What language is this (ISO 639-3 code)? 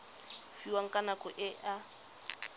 tsn